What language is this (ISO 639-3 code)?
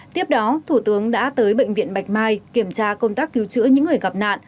vie